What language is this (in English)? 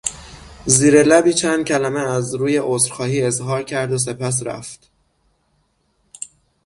Persian